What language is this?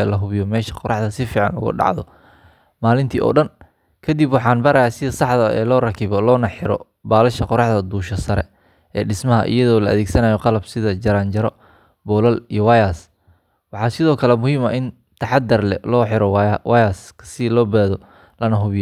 Somali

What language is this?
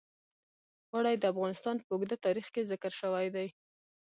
Pashto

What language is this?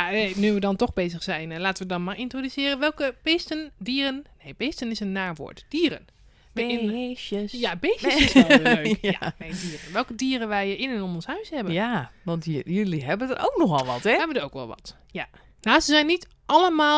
Dutch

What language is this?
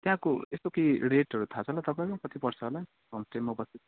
Nepali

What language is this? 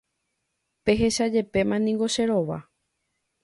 Guarani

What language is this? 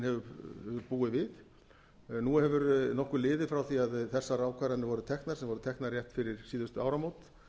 Icelandic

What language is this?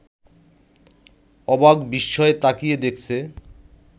Bangla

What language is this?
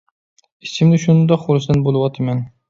Uyghur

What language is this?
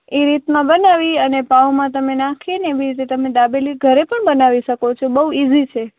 Gujarati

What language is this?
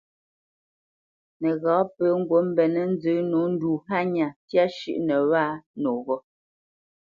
Bamenyam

